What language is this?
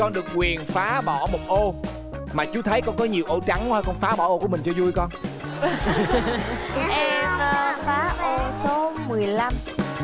Vietnamese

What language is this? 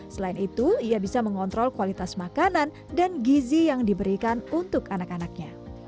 Indonesian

